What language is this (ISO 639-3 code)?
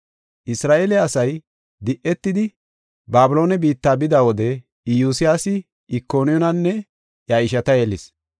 gof